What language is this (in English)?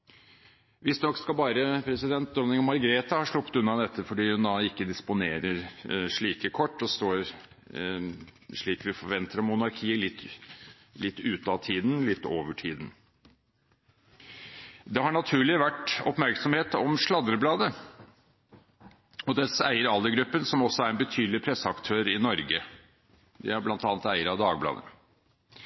Norwegian Bokmål